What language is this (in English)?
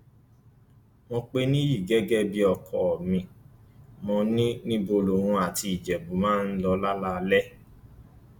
Yoruba